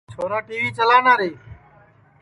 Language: Sansi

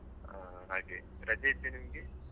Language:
Kannada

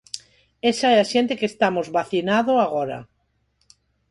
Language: Galician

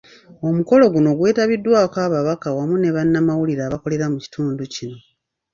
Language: Ganda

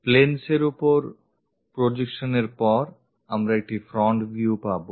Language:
Bangla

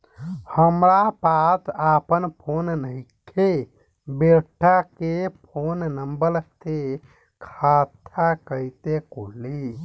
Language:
Bhojpuri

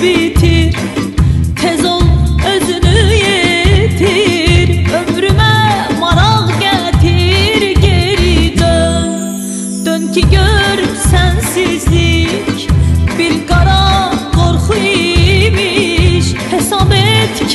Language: Turkish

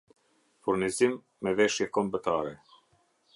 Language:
Albanian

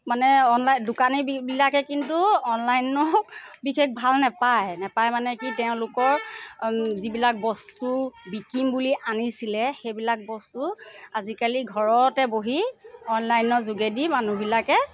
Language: Assamese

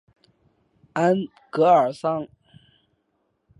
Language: Chinese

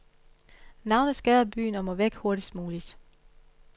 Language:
Danish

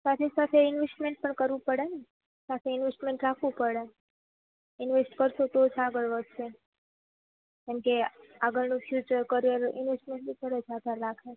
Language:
Gujarati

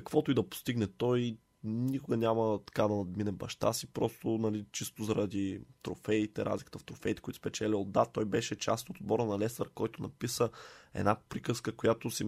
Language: Bulgarian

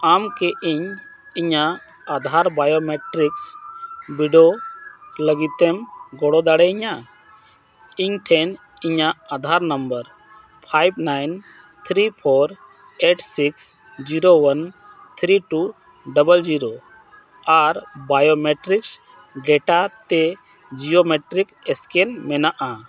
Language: Santali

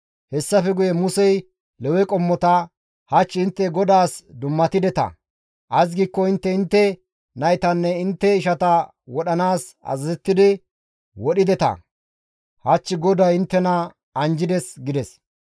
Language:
Gamo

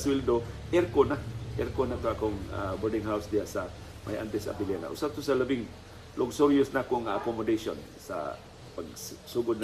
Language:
Filipino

